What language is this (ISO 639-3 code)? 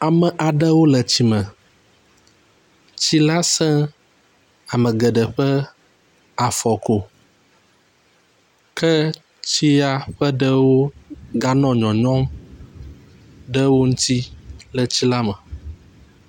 ewe